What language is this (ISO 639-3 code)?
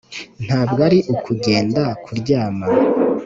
kin